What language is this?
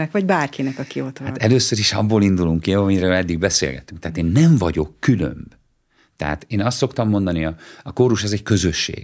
Hungarian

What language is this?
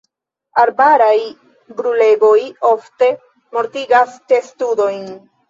Esperanto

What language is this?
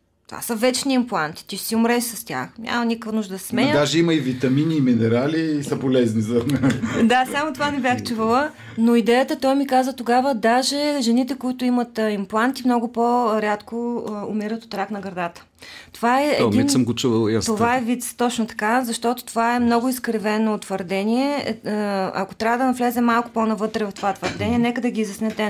Bulgarian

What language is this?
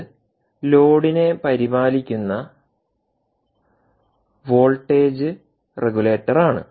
Malayalam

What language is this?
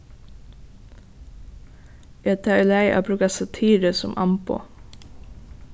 Faroese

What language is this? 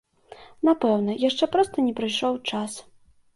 Belarusian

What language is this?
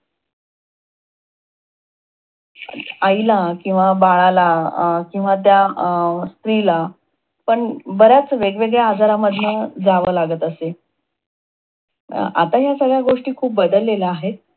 Marathi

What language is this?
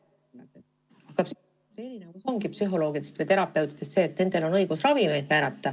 Estonian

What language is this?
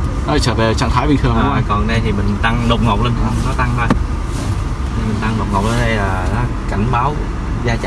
Vietnamese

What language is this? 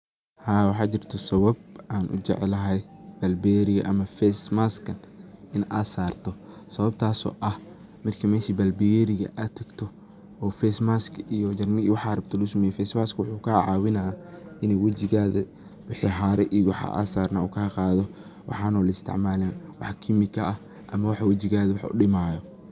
Somali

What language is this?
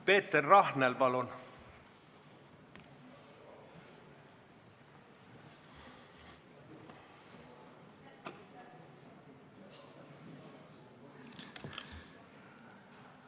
Estonian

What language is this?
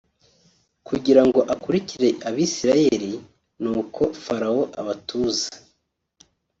Kinyarwanda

